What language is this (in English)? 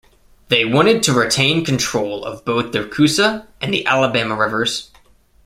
English